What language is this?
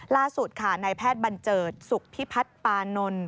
Thai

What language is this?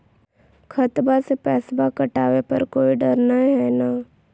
Magahi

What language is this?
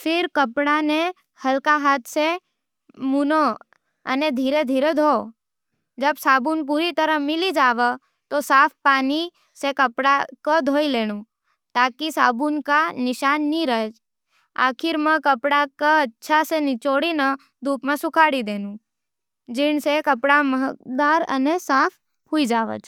Nimadi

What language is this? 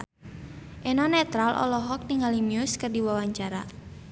Sundanese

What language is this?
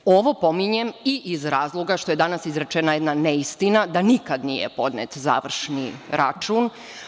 Serbian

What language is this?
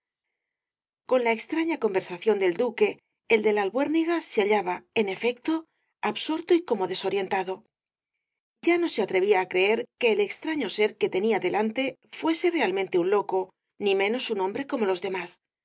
Spanish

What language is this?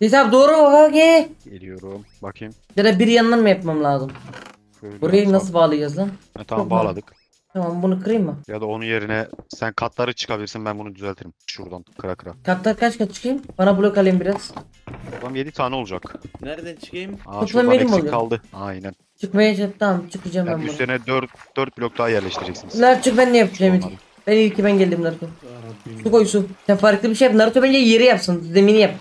Turkish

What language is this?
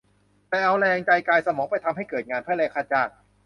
Thai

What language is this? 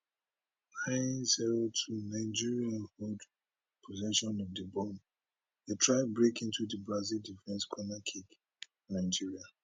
Nigerian Pidgin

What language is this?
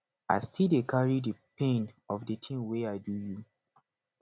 Nigerian Pidgin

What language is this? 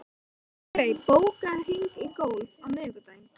Icelandic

